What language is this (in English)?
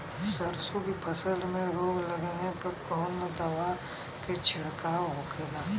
Bhojpuri